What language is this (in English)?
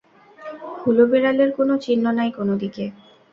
Bangla